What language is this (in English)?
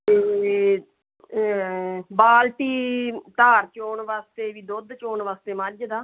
Punjabi